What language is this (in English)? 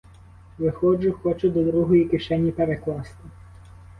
Ukrainian